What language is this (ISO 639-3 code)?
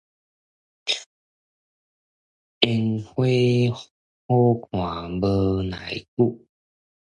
nan